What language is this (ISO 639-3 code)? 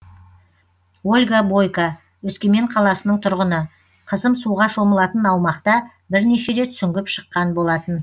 kaz